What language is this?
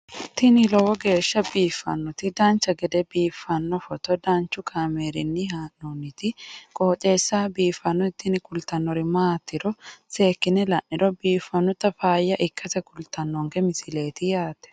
Sidamo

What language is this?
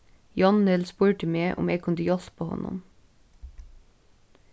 Faroese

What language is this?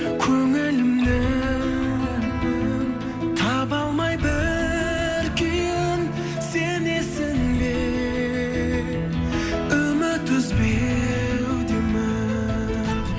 Kazakh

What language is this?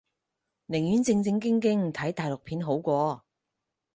Cantonese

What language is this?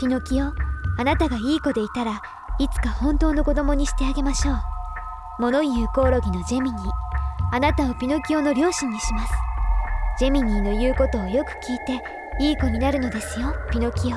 Japanese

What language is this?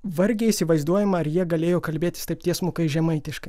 Lithuanian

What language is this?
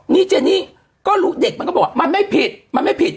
Thai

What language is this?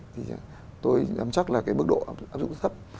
Vietnamese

